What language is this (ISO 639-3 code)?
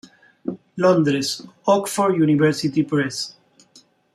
spa